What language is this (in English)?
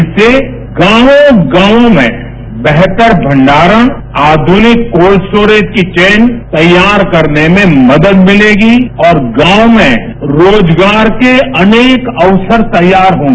Hindi